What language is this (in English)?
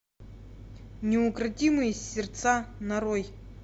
Russian